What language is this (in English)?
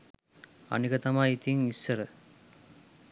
Sinhala